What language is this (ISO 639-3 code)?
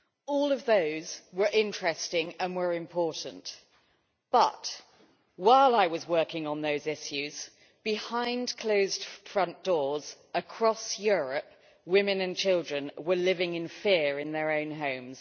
eng